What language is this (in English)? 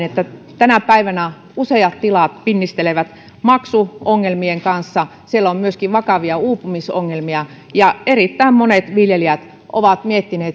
Finnish